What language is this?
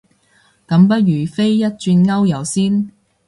Cantonese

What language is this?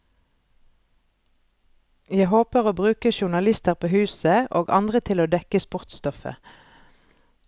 Norwegian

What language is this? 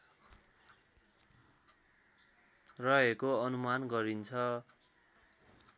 Nepali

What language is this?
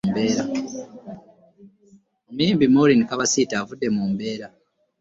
Ganda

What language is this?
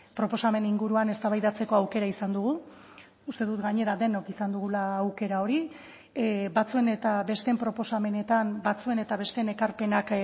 Basque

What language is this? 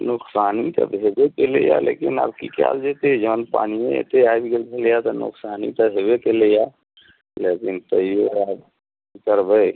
Maithili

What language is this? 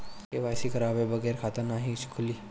Bhojpuri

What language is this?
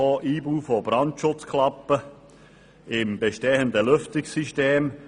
Swiss German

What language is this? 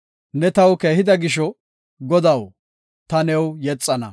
Gofa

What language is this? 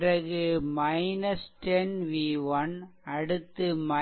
Tamil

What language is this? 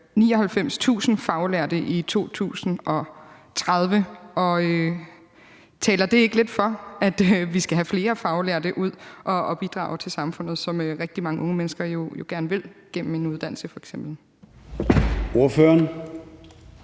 Danish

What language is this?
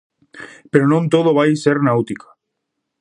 Galician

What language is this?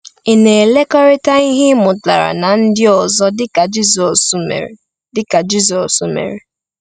Igbo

